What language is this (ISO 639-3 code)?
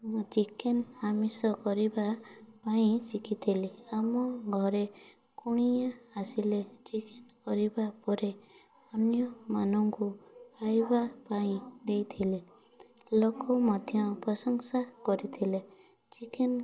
ori